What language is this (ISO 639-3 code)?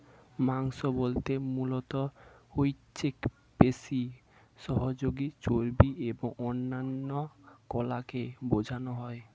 ben